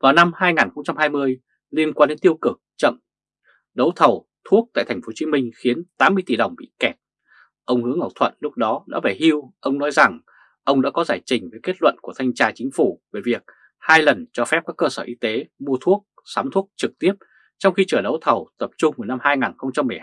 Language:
Vietnamese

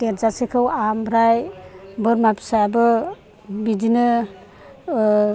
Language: Bodo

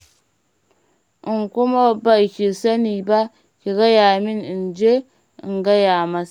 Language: Hausa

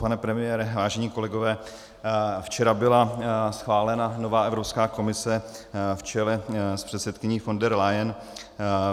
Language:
Czech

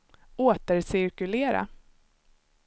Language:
Swedish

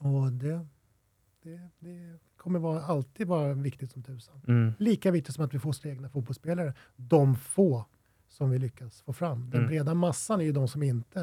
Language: Swedish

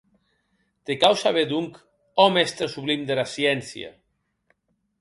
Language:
Occitan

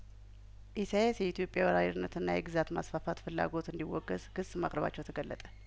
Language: Amharic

